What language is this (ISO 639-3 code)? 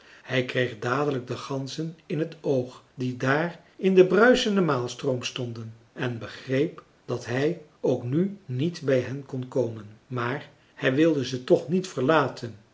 nld